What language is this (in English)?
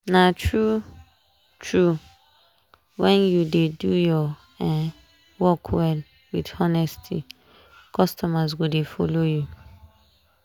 Nigerian Pidgin